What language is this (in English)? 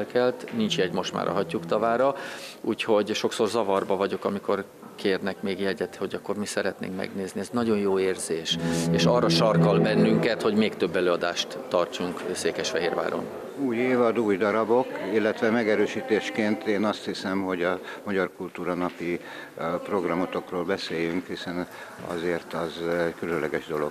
Hungarian